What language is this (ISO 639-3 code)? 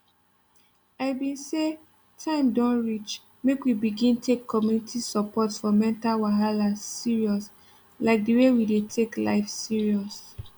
pcm